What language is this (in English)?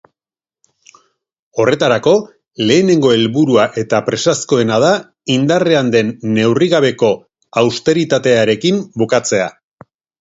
Basque